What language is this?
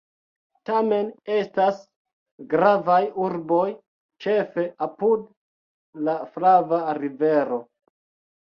Esperanto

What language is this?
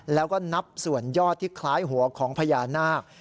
Thai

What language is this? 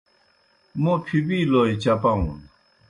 Kohistani Shina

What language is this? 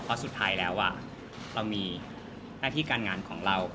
Thai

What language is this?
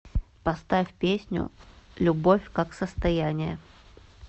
Russian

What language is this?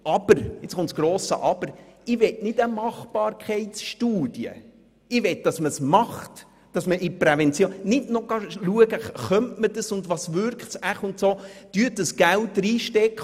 Swiss German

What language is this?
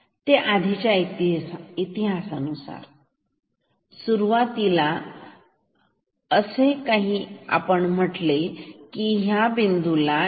Marathi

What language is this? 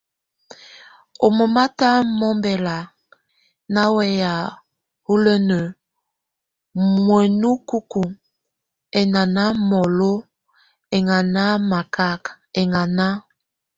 Tunen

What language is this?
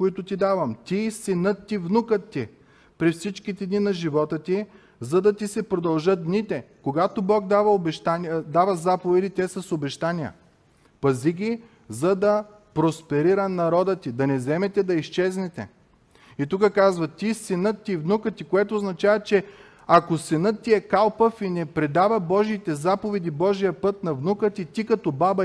Bulgarian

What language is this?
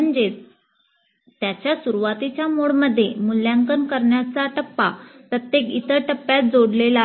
Marathi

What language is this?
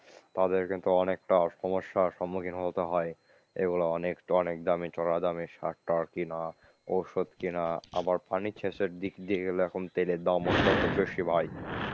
Bangla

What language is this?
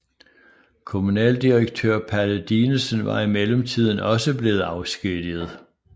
Danish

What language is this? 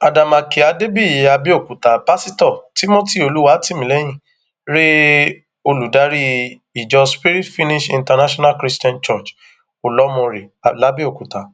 Yoruba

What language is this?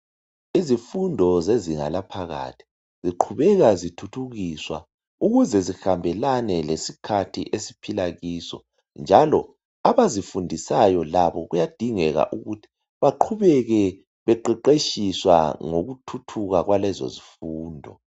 North Ndebele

